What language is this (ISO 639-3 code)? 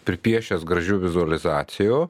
lit